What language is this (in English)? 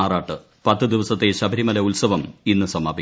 Malayalam